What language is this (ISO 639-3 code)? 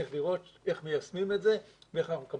heb